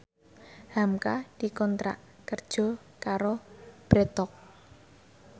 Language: Javanese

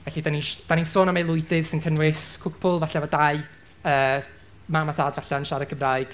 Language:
Welsh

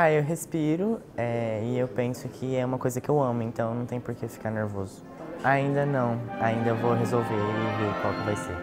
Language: Portuguese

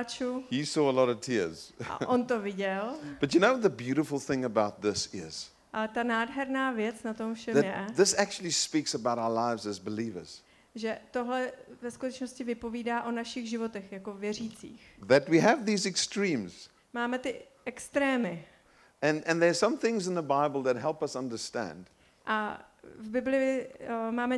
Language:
Czech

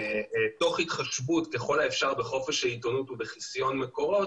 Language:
Hebrew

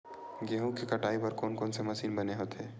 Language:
Chhattisgarhi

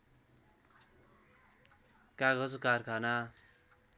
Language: Nepali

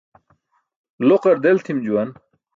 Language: Burushaski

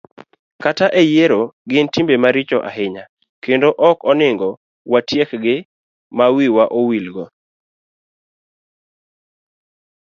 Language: Luo (Kenya and Tanzania)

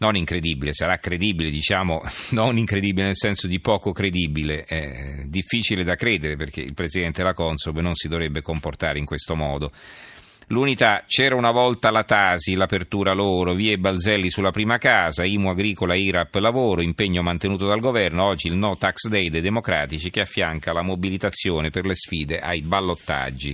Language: Italian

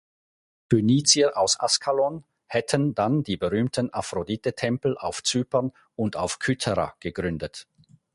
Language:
German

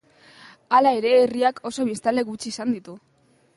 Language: Basque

